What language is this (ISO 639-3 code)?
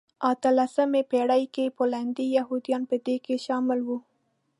pus